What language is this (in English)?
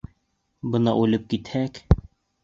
Bashkir